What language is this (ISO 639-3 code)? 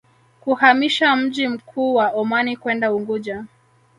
swa